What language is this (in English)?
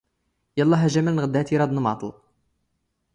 Standard Moroccan Tamazight